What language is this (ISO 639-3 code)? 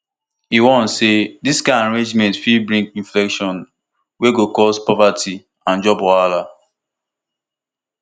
pcm